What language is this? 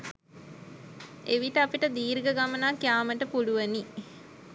Sinhala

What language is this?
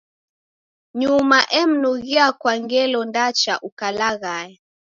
Taita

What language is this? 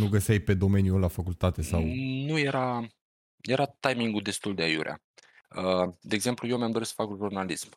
Romanian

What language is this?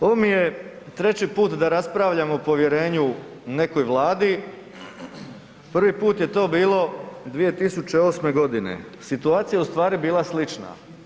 Croatian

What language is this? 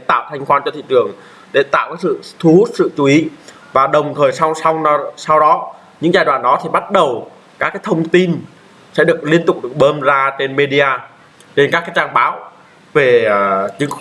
Vietnamese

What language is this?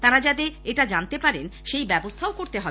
Bangla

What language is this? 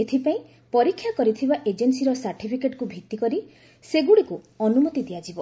Odia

